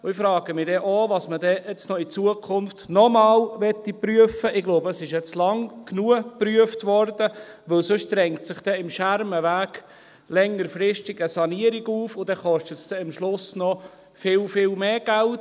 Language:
Swiss German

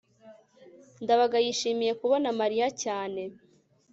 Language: Kinyarwanda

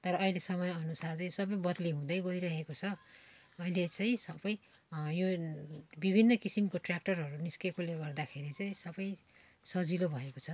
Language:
Nepali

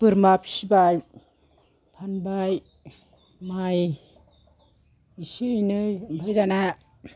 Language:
Bodo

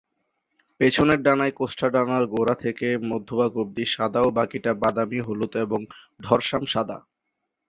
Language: Bangla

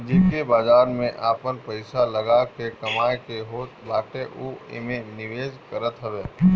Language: Bhojpuri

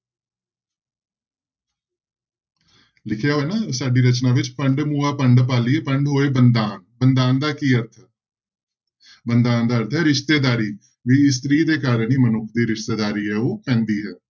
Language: Punjabi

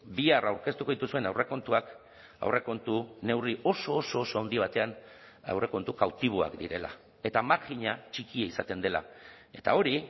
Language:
Basque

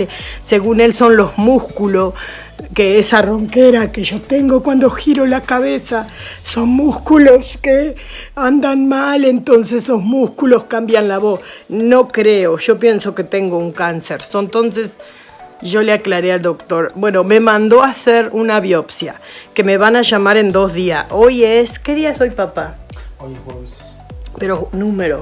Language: Spanish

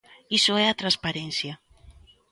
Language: Galician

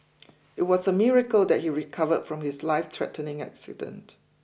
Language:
English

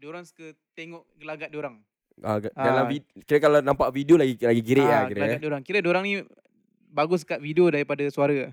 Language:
Malay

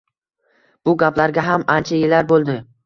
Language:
Uzbek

